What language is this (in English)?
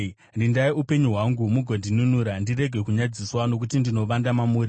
Shona